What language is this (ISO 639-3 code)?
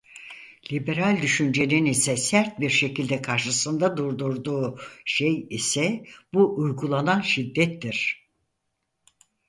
tur